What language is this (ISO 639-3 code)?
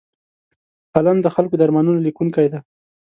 pus